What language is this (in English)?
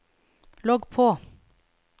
Norwegian